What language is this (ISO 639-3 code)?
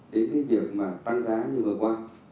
vie